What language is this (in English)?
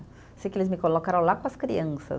Portuguese